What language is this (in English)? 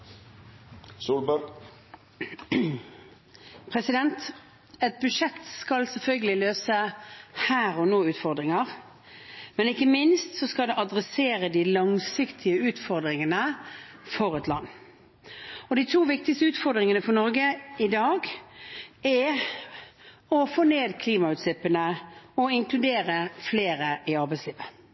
Norwegian Bokmål